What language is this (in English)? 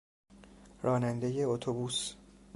Persian